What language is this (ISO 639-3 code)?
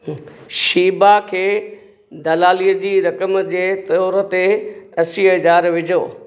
snd